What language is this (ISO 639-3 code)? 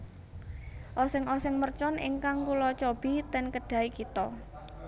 jav